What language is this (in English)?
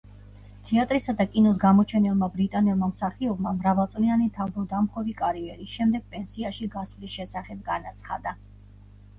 Georgian